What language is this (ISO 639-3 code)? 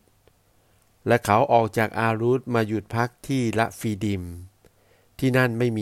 tha